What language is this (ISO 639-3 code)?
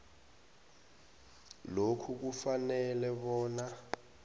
nbl